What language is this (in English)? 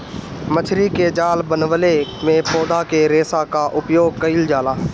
Bhojpuri